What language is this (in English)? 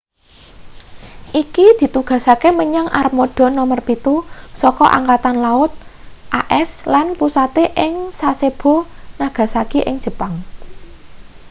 Javanese